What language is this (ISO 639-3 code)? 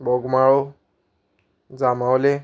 kok